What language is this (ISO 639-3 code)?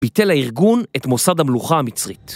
heb